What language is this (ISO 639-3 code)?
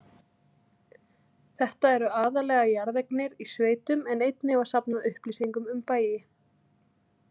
isl